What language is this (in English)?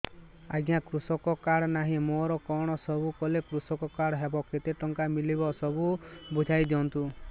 Odia